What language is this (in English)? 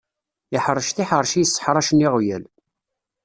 Kabyle